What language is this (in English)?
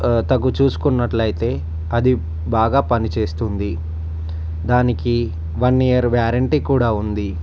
Telugu